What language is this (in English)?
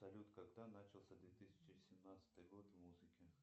Russian